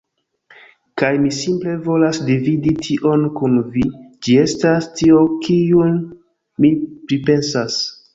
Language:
Esperanto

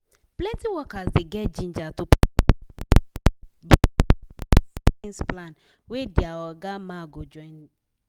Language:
Nigerian Pidgin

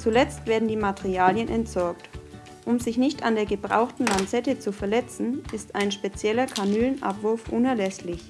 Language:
German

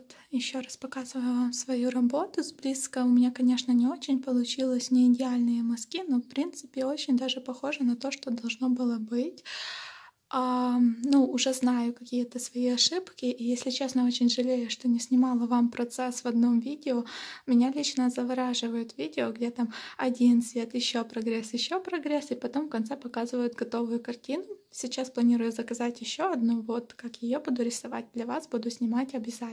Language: Russian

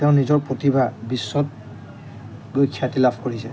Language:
Assamese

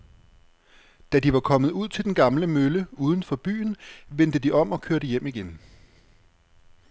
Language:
Danish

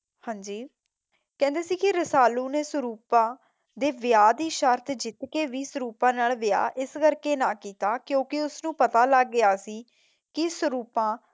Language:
Punjabi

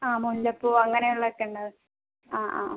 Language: Malayalam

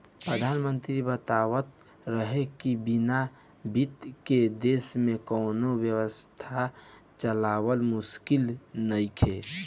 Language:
Bhojpuri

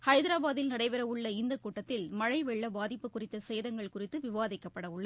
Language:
Tamil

